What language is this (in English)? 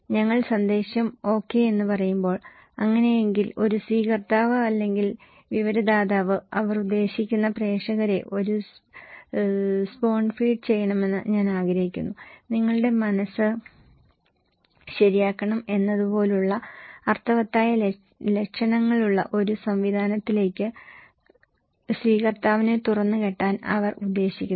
Malayalam